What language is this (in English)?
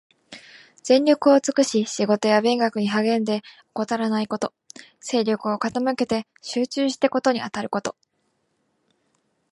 Japanese